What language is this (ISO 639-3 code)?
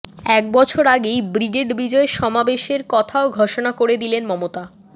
ben